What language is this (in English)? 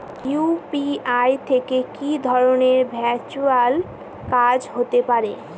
Bangla